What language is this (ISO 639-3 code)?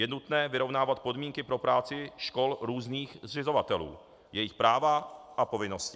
ces